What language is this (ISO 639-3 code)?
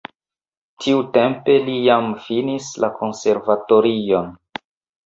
epo